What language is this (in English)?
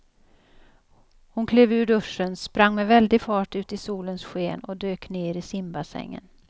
Swedish